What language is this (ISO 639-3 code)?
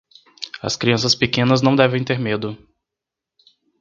por